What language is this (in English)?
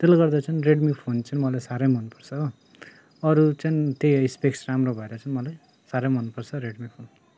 Nepali